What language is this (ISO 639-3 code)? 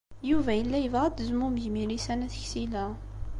kab